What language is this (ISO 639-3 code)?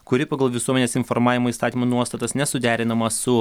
lit